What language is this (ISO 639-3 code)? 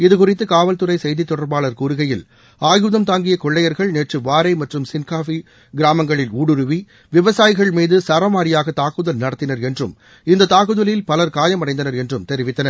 tam